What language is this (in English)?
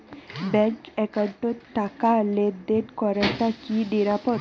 Bangla